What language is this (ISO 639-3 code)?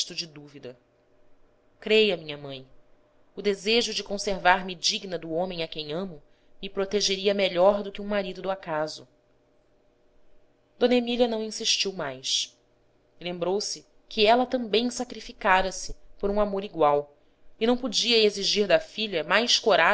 por